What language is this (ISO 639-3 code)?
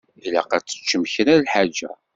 kab